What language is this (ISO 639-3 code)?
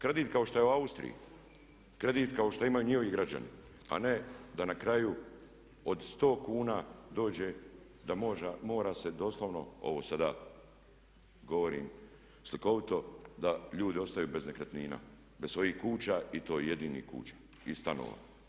hrv